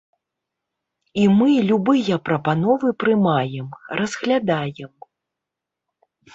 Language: Belarusian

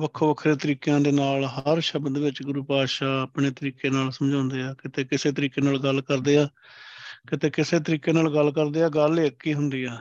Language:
Punjabi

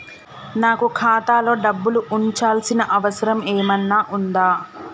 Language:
Telugu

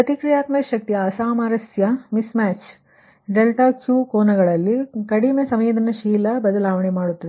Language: Kannada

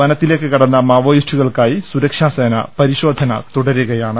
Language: Malayalam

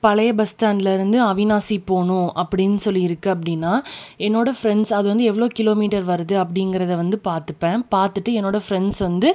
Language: Tamil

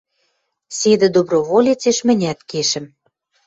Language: Western Mari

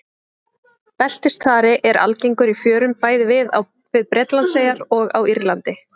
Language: Icelandic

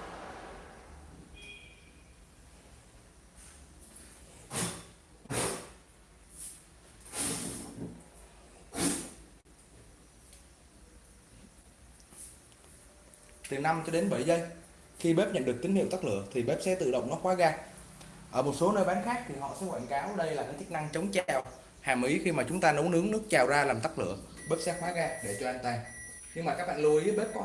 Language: Vietnamese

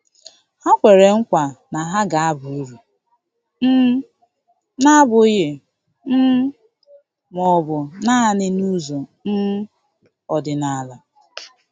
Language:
Igbo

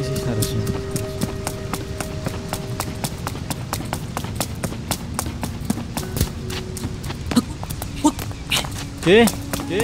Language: Indonesian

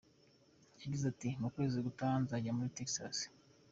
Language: Kinyarwanda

